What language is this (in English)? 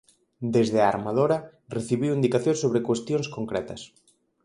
Galician